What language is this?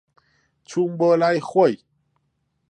Central Kurdish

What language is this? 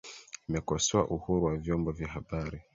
Swahili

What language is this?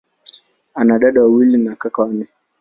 Swahili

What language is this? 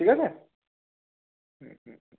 Bangla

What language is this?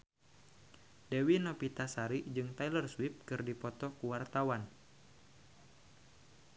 Sundanese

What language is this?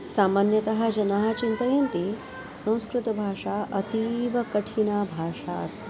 Sanskrit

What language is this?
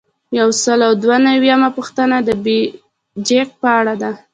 Pashto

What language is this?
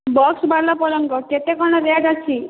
Odia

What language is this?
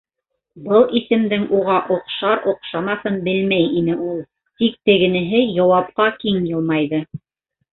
Bashkir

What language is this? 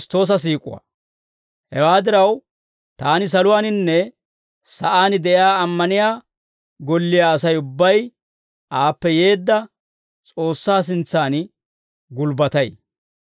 Dawro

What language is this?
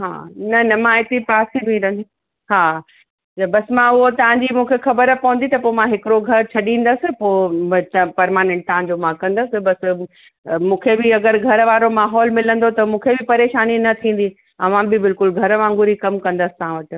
Sindhi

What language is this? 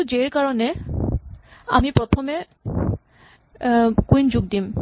Assamese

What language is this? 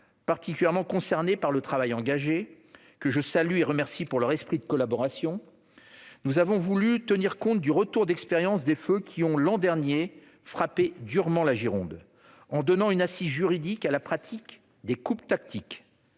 French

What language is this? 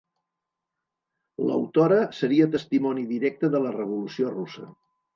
Catalan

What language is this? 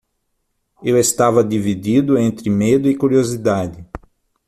Portuguese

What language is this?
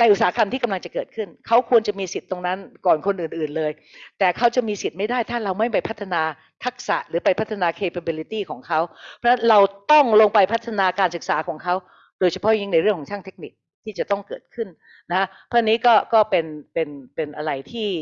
Thai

